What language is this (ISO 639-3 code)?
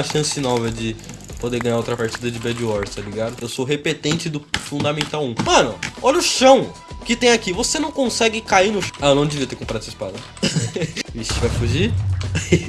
por